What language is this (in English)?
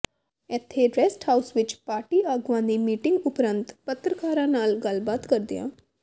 Punjabi